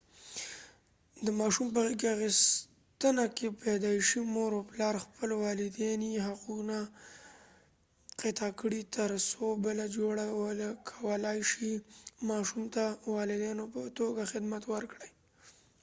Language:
Pashto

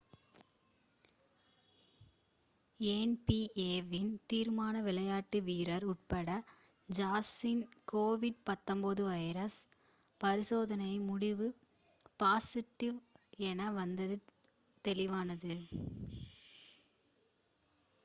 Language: Tamil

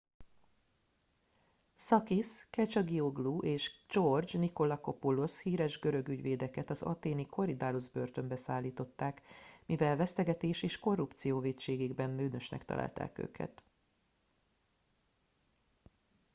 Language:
Hungarian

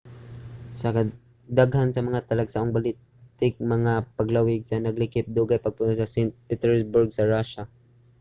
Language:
Cebuano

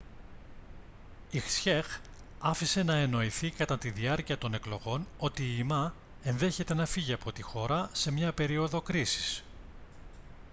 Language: Greek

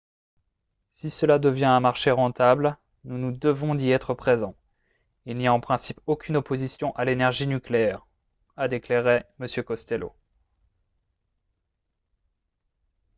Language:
French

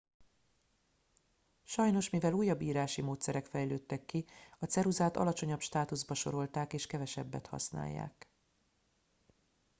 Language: Hungarian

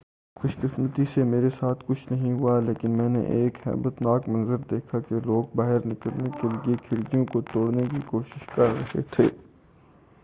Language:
Urdu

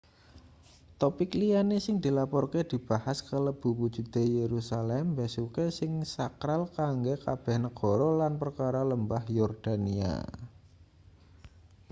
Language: Javanese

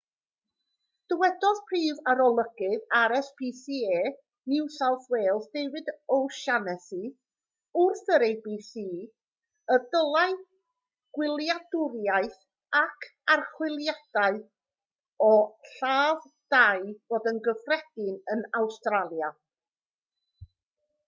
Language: Welsh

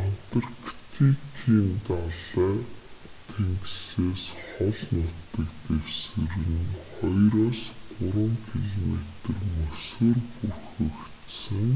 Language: Mongolian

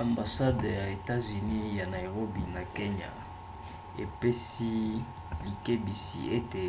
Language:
Lingala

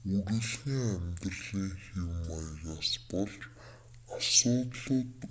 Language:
Mongolian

